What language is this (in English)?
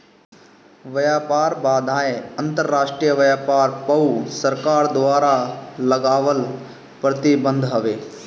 Bhojpuri